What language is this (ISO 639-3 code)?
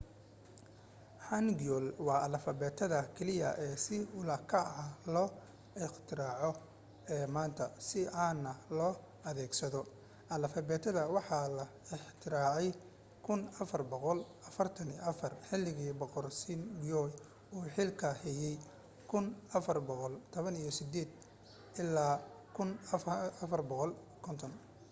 som